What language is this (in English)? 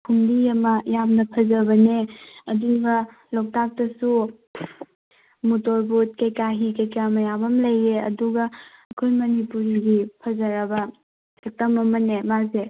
Manipuri